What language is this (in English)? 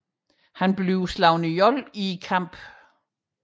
Danish